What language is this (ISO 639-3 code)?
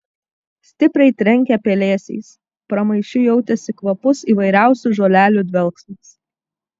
lit